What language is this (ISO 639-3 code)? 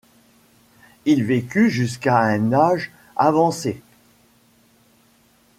fra